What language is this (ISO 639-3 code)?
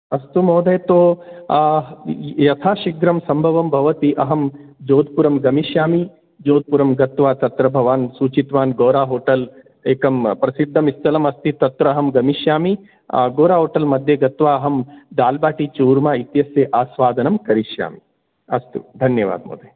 san